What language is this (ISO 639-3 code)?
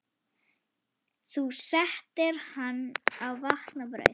isl